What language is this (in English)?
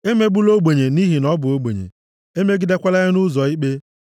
Igbo